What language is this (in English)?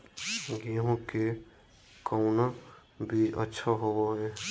Magahi